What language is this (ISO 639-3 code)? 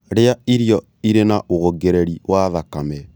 kik